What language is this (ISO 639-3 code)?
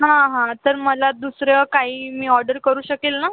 mar